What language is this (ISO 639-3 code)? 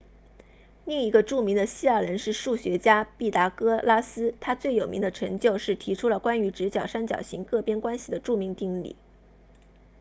zho